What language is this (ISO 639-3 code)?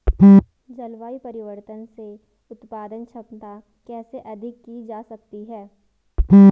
hin